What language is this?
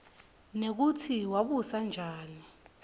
Swati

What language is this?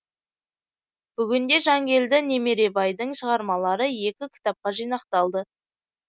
Kazakh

